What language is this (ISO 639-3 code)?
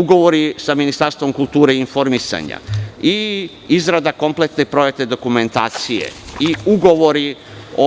srp